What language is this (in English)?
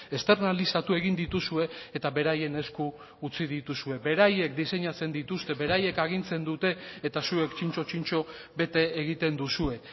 Basque